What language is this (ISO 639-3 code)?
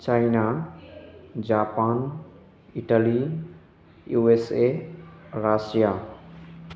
brx